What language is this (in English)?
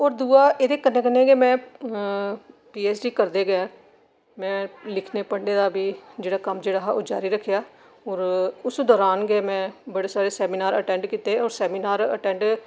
Dogri